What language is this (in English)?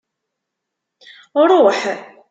Kabyle